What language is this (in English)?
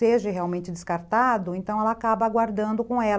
Portuguese